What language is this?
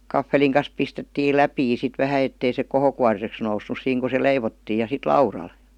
Finnish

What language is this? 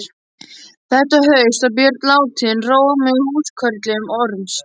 Icelandic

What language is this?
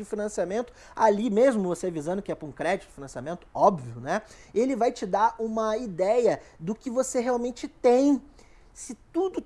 Portuguese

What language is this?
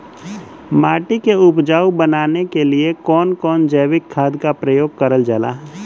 Bhojpuri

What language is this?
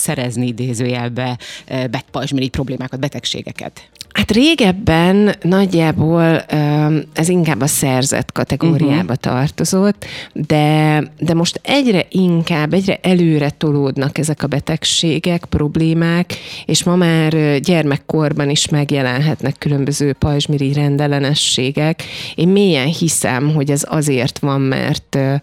Hungarian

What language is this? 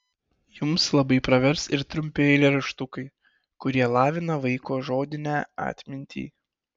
Lithuanian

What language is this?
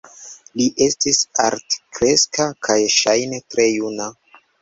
Esperanto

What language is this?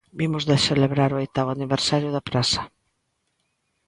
Galician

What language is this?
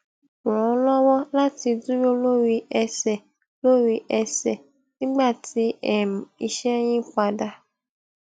Yoruba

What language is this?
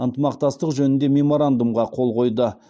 Kazakh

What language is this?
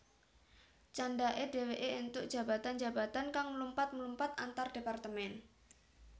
Javanese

